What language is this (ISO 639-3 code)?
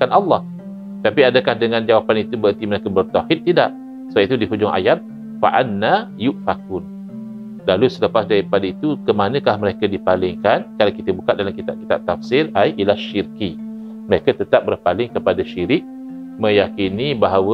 msa